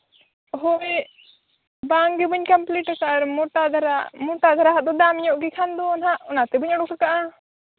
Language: Santali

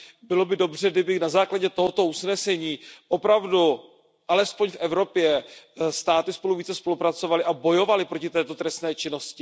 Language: Czech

